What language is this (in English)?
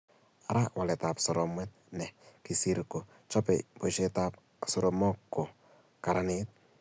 Kalenjin